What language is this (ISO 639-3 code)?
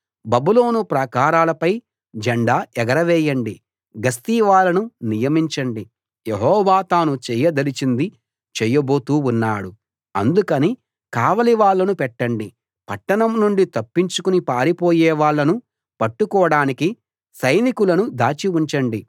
tel